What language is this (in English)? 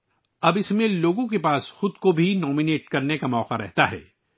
Urdu